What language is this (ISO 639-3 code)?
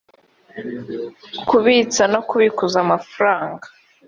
kin